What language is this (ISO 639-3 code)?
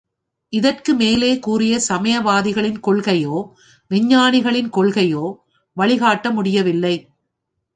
tam